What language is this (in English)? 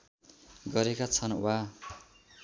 Nepali